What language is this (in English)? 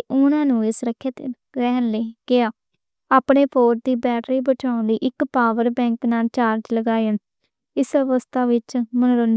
Western Panjabi